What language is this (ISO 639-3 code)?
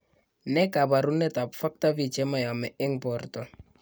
kln